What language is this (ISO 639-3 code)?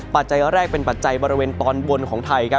tha